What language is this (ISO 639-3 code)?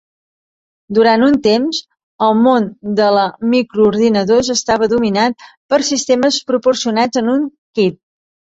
cat